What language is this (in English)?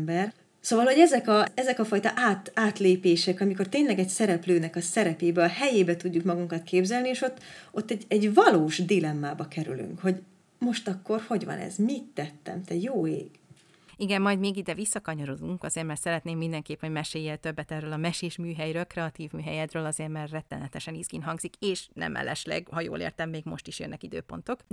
Hungarian